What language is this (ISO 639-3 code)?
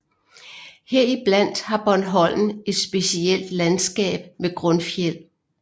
dan